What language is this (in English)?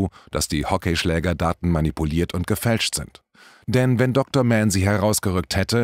German